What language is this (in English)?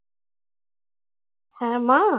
Bangla